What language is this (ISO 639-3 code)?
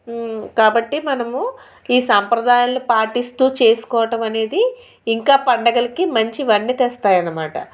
tel